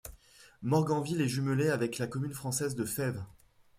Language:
French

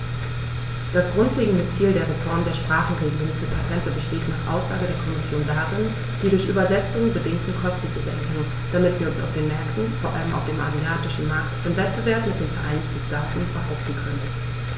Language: German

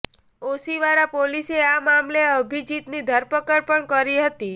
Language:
Gujarati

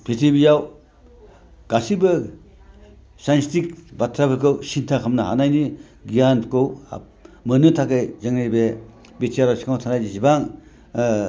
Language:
Bodo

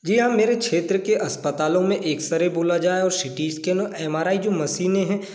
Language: Hindi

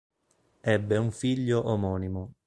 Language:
Italian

